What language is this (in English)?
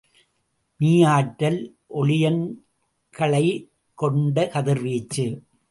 Tamil